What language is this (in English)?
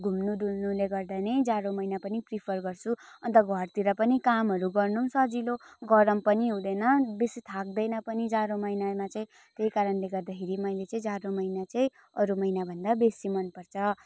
Nepali